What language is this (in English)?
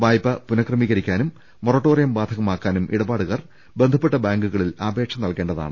Malayalam